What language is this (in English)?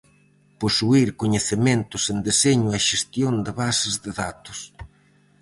Galician